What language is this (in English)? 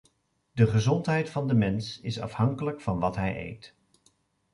Dutch